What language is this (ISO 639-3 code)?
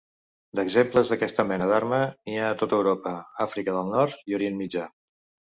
cat